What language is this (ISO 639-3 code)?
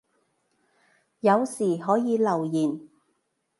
yue